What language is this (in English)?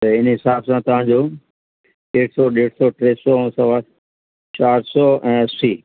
Sindhi